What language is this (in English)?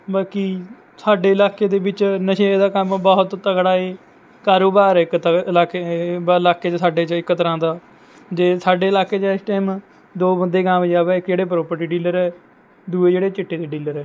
Punjabi